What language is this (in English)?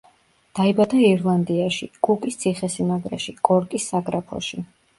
Georgian